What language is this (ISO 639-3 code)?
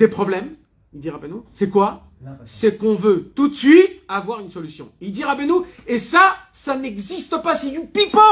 fra